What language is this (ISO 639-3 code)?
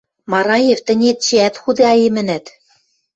mrj